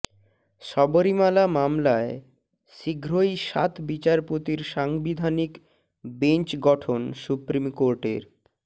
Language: Bangla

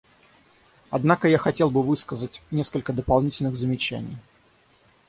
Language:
Russian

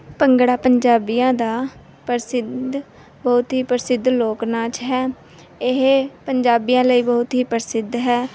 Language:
Punjabi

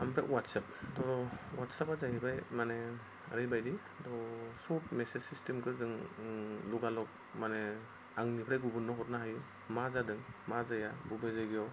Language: Bodo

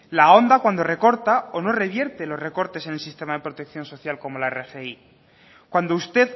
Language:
Spanish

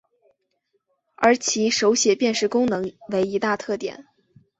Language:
Chinese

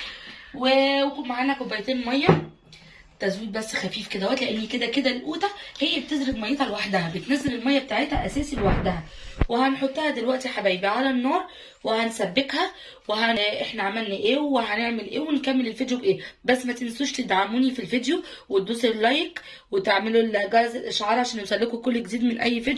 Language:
Arabic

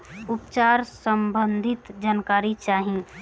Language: Bhojpuri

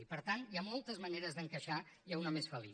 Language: Catalan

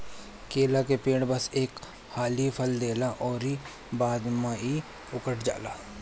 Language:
Bhojpuri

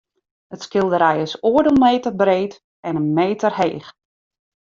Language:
Western Frisian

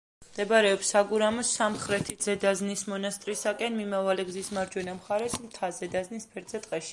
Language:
Georgian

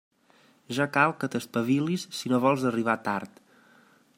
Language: Catalan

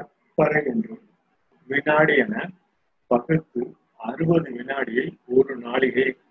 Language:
Tamil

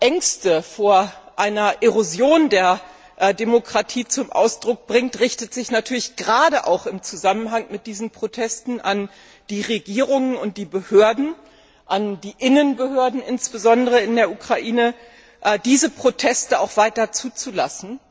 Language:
German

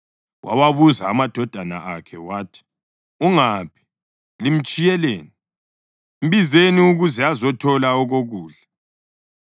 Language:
North Ndebele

